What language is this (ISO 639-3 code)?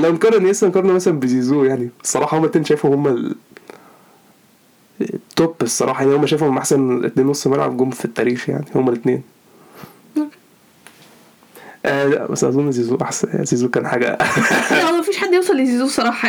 ara